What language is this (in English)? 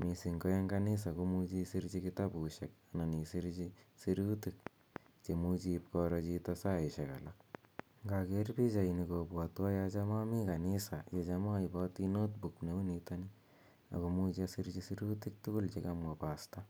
Kalenjin